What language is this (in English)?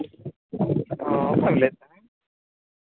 Santali